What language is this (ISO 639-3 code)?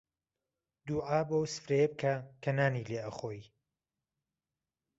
ckb